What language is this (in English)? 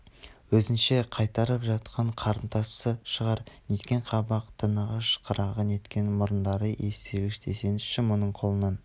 Kazakh